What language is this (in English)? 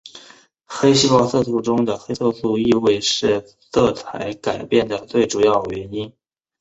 Chinese